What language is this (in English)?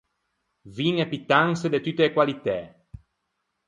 Ligurian